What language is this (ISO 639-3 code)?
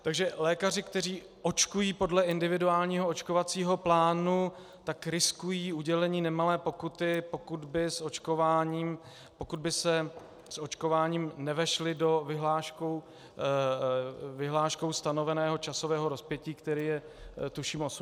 ces